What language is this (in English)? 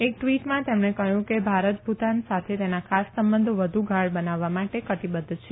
Gujarati